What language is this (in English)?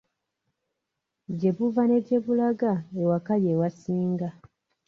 Ganda